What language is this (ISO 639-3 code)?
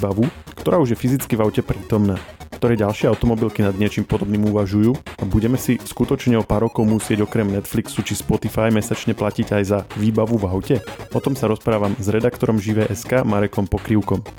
slk